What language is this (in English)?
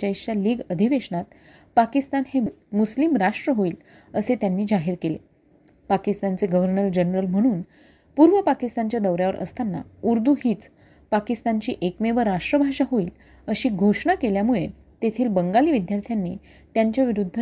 Marathi